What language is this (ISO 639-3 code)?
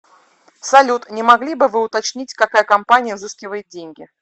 rus